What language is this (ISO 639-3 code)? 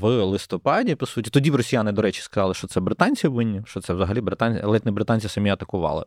ukr